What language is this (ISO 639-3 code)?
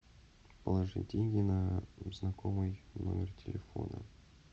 rus